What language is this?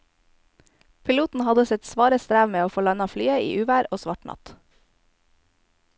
Norwegian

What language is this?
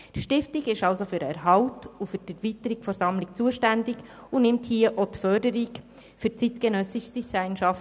Swiss German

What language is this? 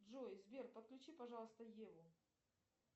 Russian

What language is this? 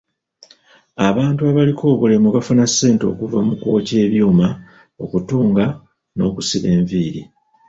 Ganda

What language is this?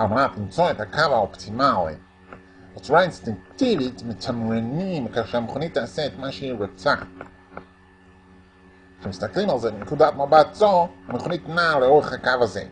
Hebrew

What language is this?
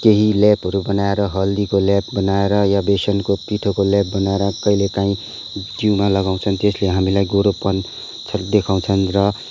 Nepali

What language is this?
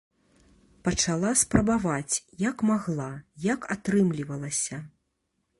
Belarusian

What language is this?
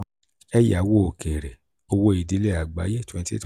Yoruba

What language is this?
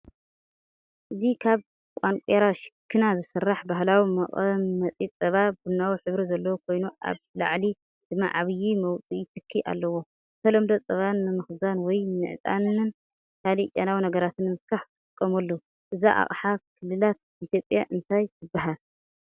Tigrinya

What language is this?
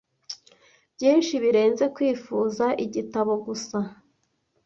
Kinyarwanda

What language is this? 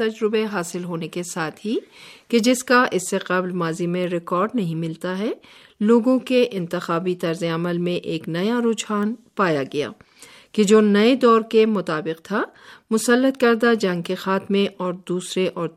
Urdu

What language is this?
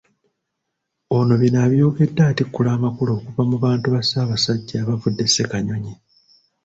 Ganda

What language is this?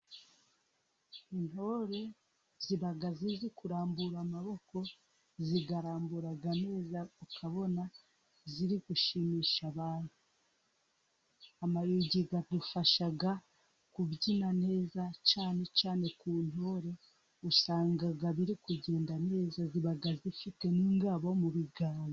Kinyarwanda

